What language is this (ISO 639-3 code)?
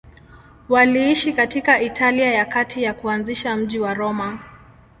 swa